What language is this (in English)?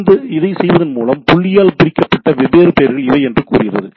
Tamil